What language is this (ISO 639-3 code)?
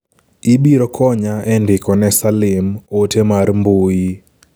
luo